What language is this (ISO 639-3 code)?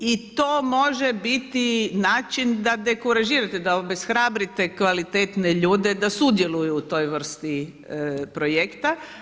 hrv